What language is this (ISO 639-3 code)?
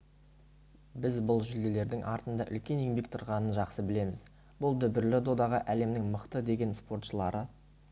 kaz